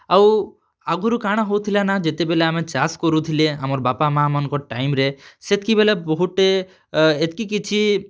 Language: Odia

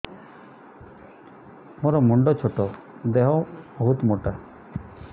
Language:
Odia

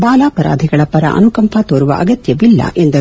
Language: Kannada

